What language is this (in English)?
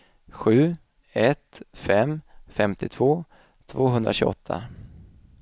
Swedish